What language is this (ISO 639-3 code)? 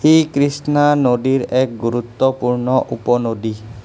asm